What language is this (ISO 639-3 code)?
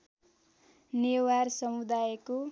nep